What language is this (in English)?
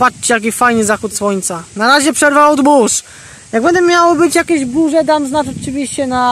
Polish